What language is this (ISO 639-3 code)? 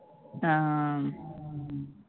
tam